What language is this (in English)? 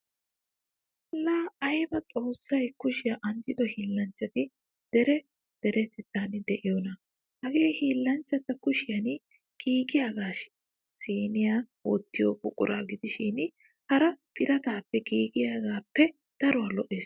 Wolaytta